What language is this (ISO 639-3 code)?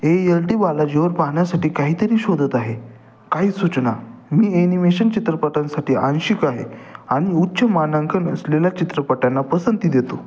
mar